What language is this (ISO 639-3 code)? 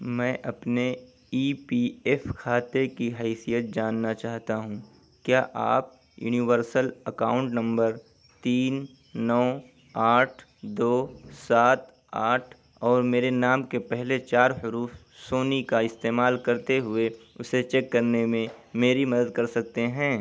urd